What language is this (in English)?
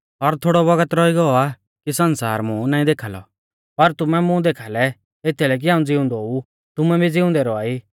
Mahasu Pahari